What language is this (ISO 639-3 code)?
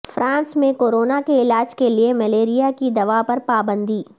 urd